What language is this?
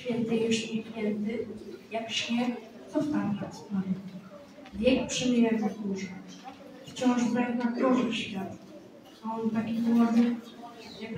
Polish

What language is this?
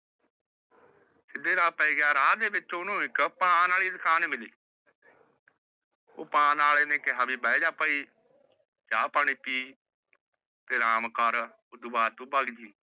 Punjabi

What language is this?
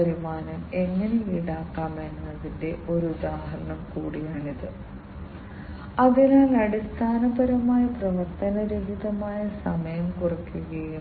Malayalam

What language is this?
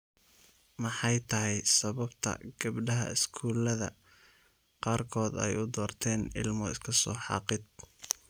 Somali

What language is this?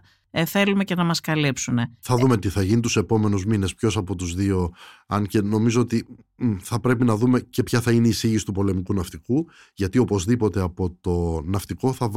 Greek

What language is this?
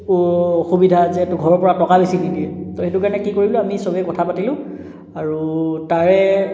Assamese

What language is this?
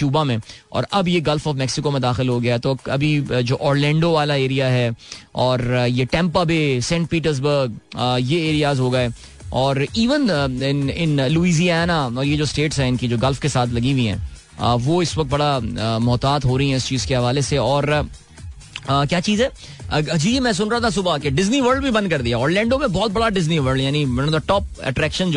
Hindi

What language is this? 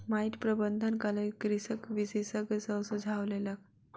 Maithili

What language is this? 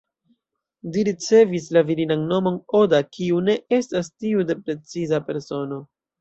Esperanto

